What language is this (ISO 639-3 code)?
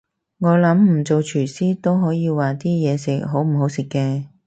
yue